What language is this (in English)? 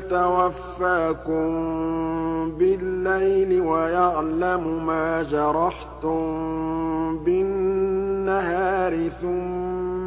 Arabic